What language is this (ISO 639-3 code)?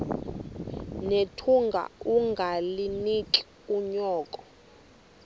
xho